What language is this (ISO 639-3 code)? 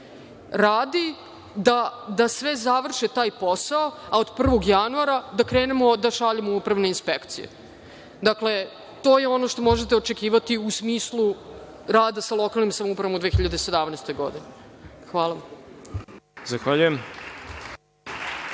srp